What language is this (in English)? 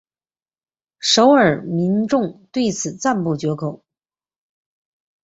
Chinese